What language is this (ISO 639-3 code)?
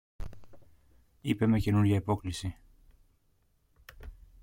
ell